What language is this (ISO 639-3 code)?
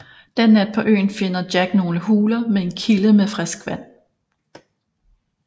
dan